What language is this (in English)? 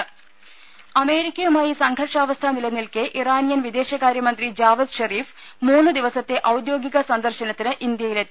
Malayalam